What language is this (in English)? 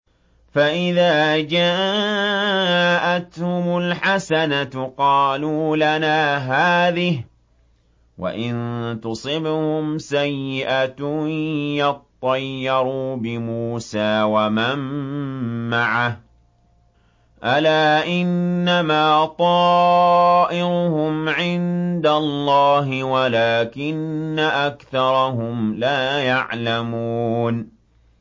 Arabic